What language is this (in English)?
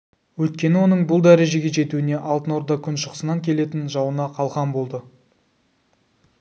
Kazakh